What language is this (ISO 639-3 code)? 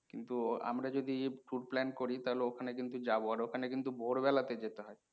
ben